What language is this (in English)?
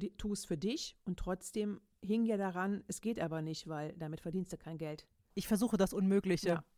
German